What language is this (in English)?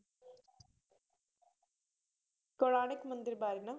Punjabi